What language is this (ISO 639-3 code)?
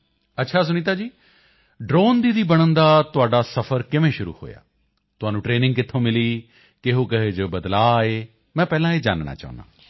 pan